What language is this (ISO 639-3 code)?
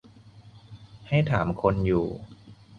tha